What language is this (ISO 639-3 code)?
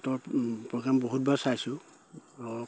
asm